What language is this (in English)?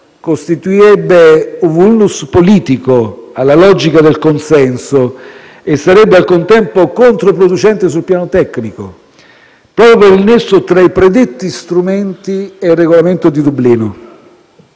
Italian